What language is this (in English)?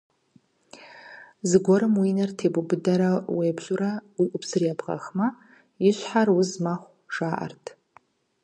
Kabardian